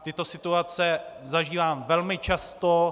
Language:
Czech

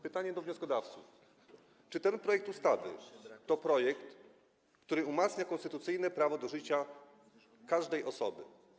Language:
Polish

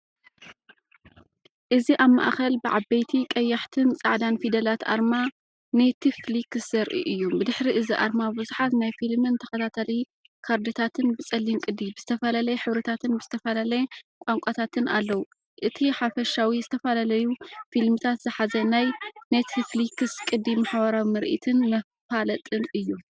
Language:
Tigrinya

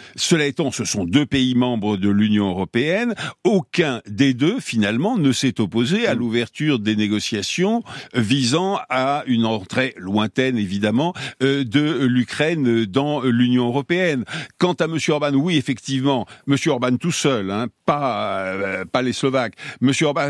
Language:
French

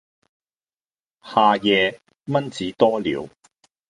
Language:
Cantonese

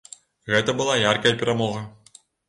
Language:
Belarusian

